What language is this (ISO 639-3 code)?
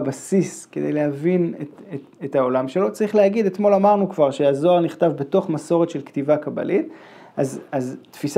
heb